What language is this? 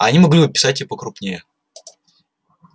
Russian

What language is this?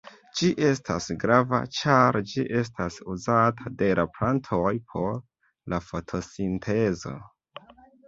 Esperanto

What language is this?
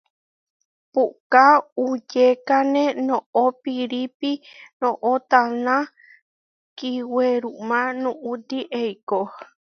Huarijio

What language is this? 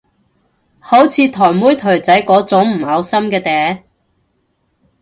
Cantonese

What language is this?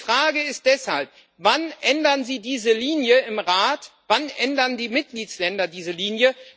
German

